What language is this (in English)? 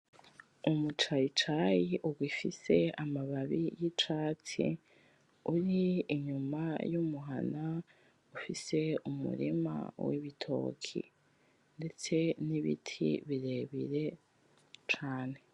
Rundi